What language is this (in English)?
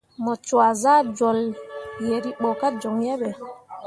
Mundang